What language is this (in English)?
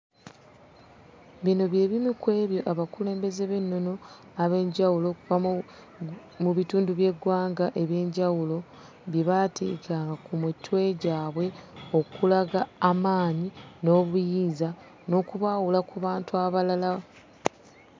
Ganda